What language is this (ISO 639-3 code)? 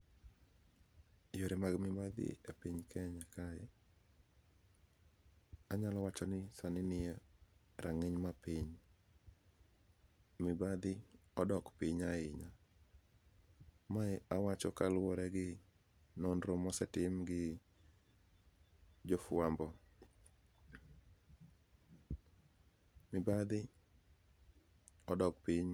luo